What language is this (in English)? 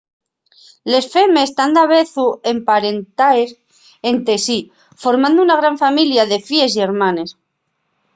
Asturian